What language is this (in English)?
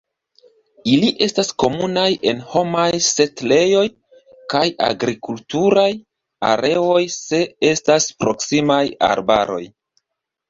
Esperanto